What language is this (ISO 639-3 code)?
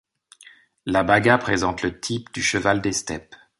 fra